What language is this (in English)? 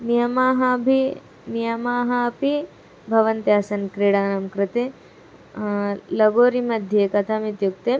Sanskrit